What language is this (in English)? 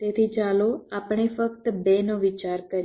Gujarati